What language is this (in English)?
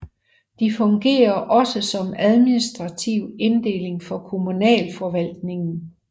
Danish